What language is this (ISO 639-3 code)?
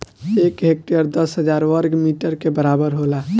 bho